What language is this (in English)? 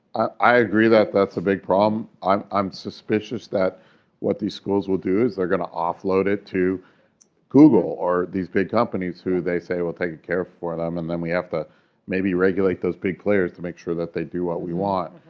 English